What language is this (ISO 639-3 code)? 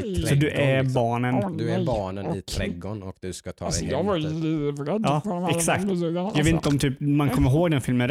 swe